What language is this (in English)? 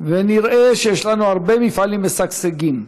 Hebrew